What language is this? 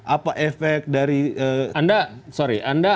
Indonesian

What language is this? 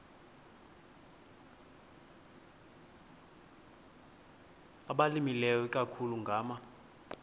Xhosa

